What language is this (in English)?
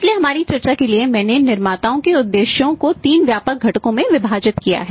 Hindi